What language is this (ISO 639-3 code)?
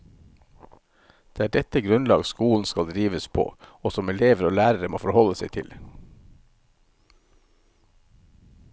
nor